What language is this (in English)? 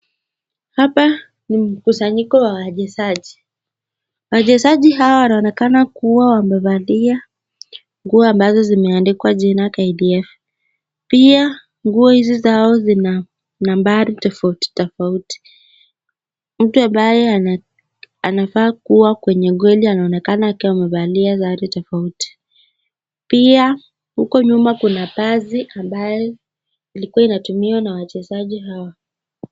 Swahili